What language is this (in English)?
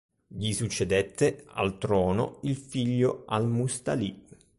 Italian